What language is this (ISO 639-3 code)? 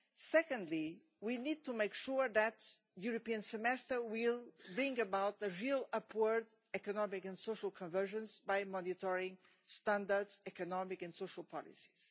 eng